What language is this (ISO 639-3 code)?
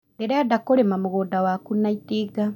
kik